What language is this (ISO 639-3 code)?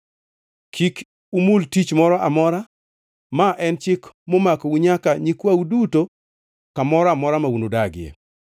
luo